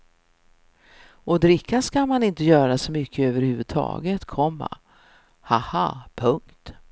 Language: Swedish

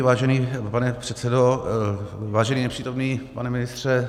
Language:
Czech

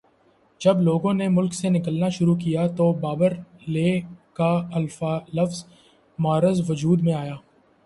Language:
Urdu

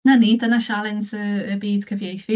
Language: Welsh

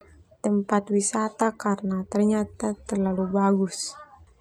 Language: Termanu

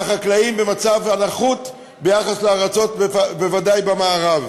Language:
Hebrew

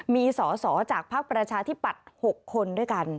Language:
Thai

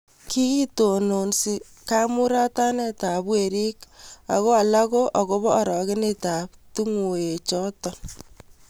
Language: Kalenjin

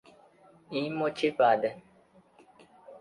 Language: Portuguese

